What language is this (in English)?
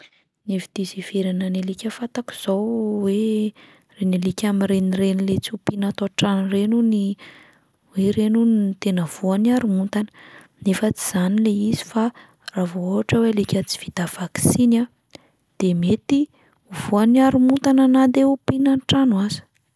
Malagasy